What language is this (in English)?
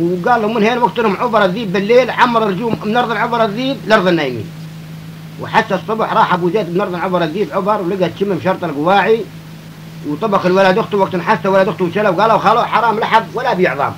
Arabic